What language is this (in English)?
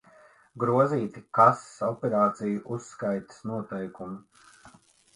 Latvian